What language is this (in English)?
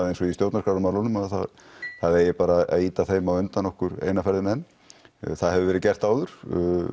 Icelandic